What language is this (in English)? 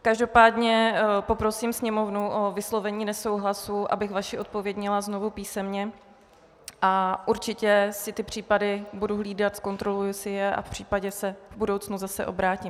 Czech